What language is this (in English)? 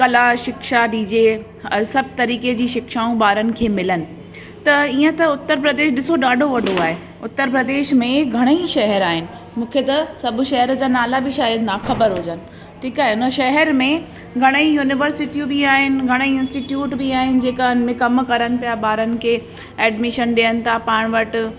Sindhi